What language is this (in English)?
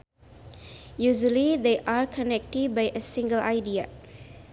Sundanese